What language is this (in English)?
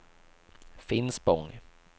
Swedish